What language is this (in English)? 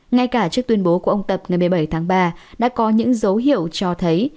Vietnamese